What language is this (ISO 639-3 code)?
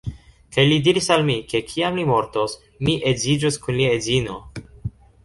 epo